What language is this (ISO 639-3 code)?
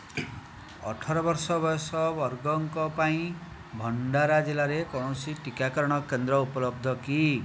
ori